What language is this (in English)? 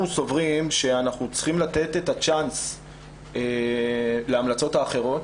Hebrew